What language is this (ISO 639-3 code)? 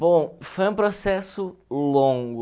por